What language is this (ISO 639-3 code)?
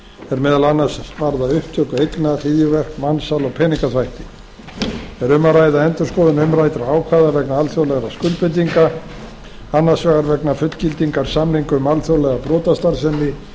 isl